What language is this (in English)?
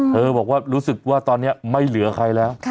Thai